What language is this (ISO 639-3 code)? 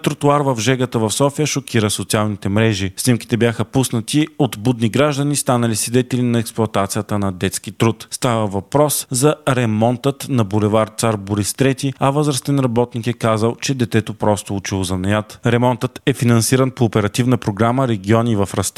bul